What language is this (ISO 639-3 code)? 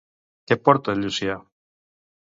cat